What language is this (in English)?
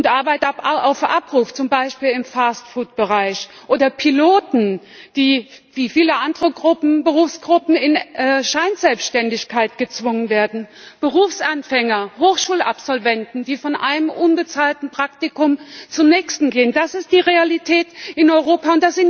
German